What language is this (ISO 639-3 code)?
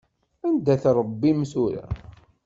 kab